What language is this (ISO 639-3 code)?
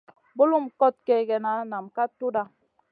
mcn